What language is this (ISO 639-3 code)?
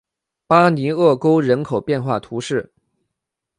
zho